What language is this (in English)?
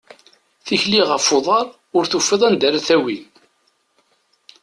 Kabyle